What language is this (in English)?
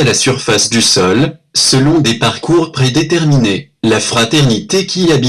French